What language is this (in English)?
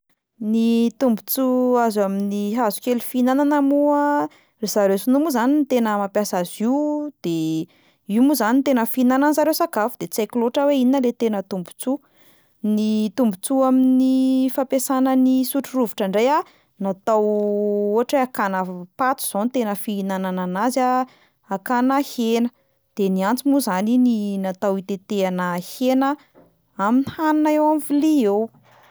Malagasy